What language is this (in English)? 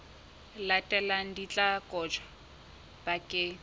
Southern Sotho